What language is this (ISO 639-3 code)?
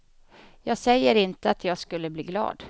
swe